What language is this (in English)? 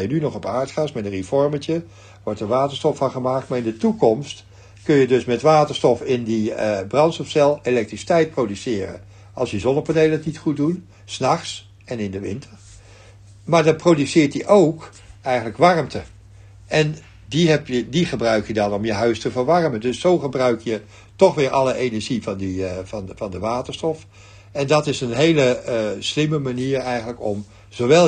Dutch